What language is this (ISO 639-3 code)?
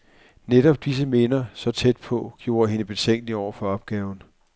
dan